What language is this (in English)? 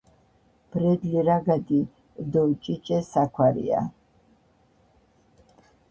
Georgian